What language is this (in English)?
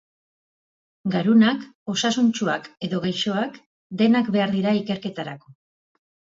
Basque